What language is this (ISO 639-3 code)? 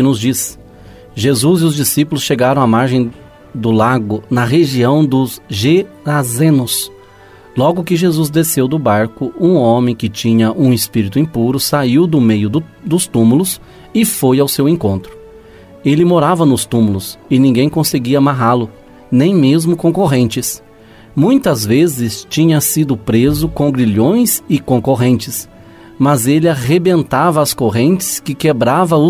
por